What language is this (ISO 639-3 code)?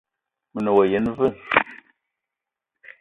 eto